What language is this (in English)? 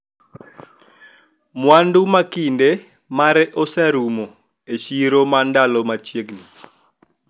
Luo (Kenya and Tanzania)